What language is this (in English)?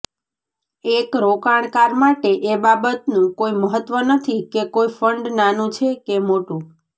Gujarati